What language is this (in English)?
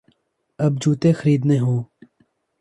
Urdu